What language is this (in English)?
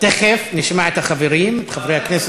Hebrew